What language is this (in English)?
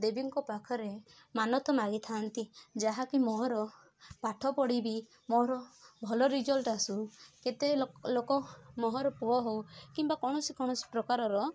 Odia